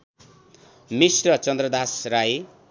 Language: Nepali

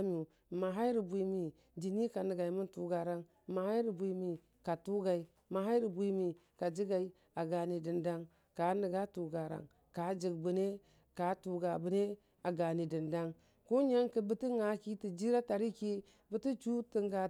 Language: Dijim-Bwilim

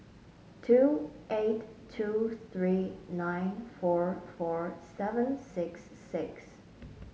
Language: English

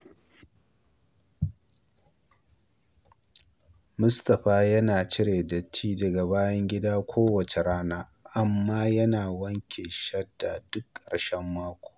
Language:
Hausa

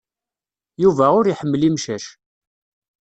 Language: Kabyle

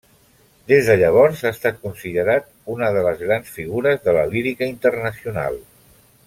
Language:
Catalan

